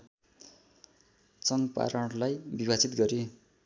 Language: Nepali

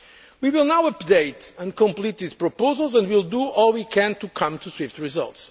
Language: English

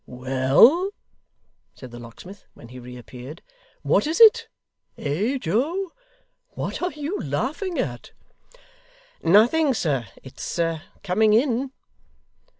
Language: English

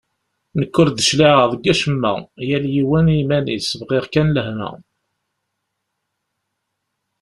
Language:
Kabyle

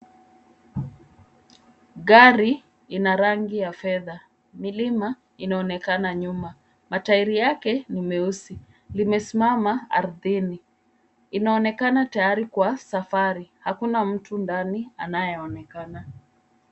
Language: Swahili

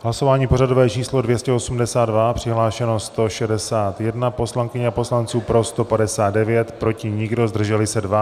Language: Czech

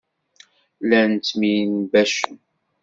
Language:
Kabyle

